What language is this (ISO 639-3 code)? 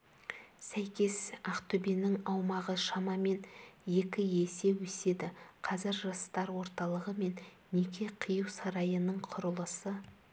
kaz